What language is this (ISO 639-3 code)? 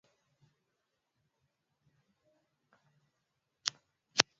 swa